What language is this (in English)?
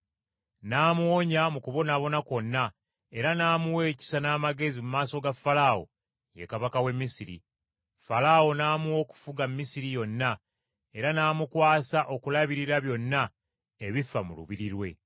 Ganda